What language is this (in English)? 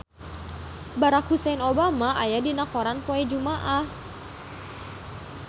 Sundanese